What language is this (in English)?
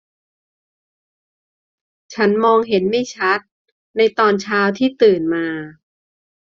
Thai